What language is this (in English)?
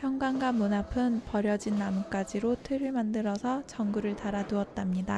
Korean